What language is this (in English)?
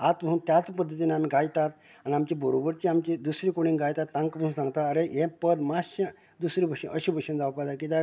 Konkani